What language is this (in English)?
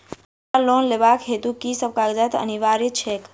Maithili